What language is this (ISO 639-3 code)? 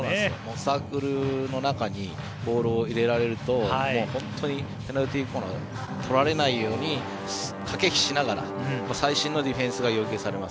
jpn